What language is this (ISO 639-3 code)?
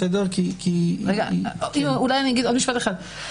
heb